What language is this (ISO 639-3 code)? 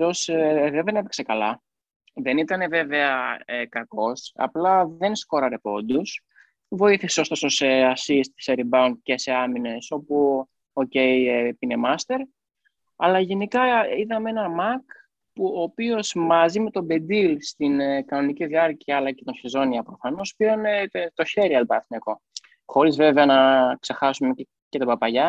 ell